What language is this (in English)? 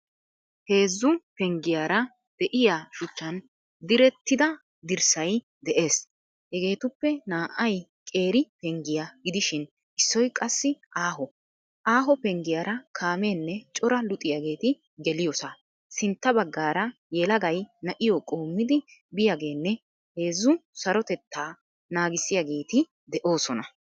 Wolaytta